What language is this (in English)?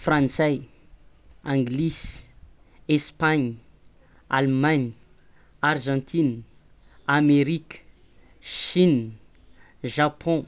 Tsimihety Malagasy